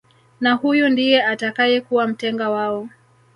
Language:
Swahili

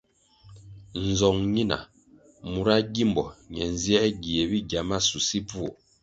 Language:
Kwasio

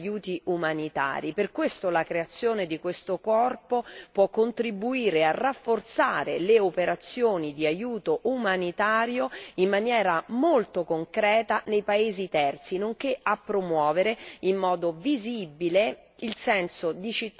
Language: Italian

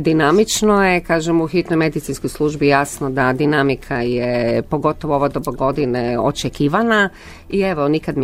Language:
Croatian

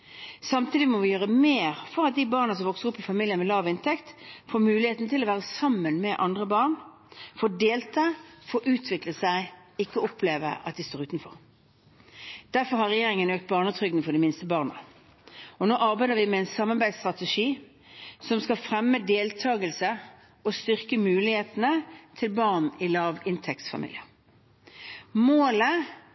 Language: Norwegian Bokmål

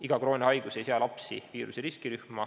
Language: Estonian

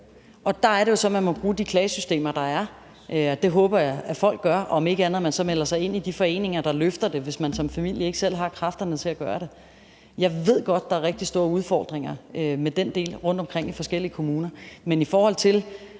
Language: Danish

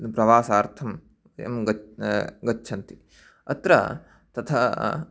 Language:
Sanskrit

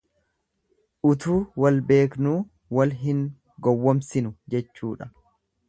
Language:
Oromo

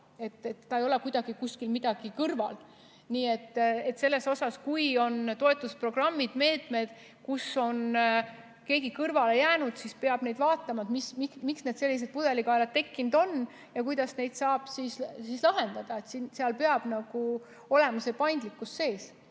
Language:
Estonian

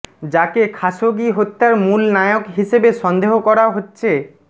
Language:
Bangla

